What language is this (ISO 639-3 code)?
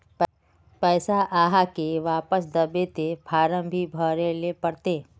mag